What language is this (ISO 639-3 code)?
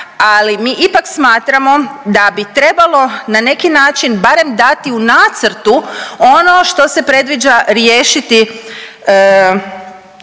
hrv